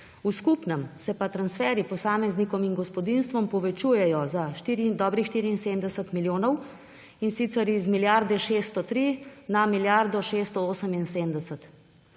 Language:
Slovenian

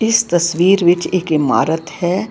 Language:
Punjabi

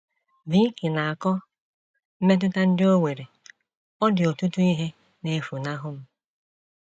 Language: Igbo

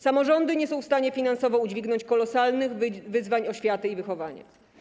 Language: Polish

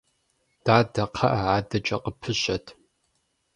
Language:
Kabardian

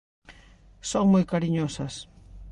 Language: Galician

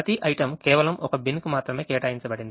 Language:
Telugu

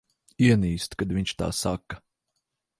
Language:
Latvian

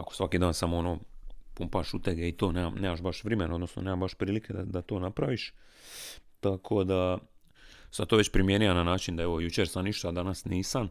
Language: Croatian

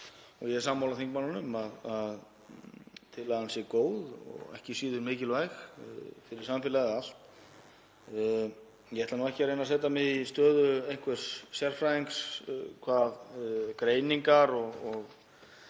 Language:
Icelandic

